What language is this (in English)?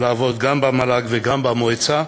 Hebrew